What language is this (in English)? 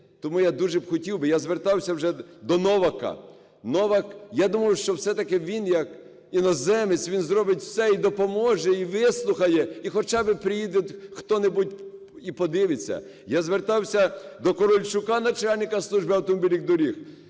Ukrainian